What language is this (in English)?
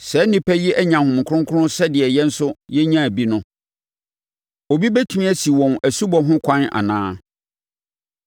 Akan